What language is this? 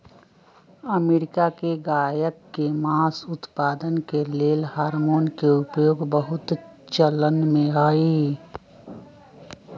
Magahi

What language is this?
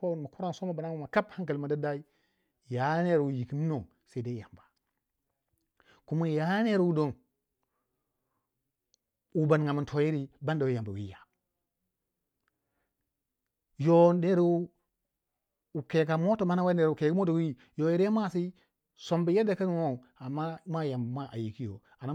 Waja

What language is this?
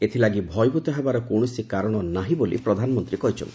Odia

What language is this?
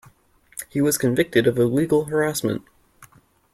English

